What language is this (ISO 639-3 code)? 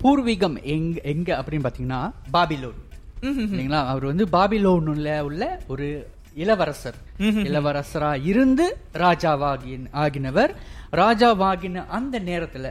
tam